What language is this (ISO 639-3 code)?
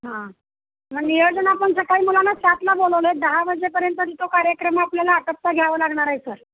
mar